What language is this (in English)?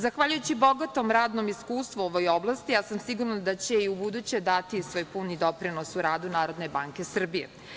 Serbian